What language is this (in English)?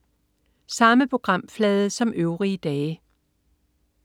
Danish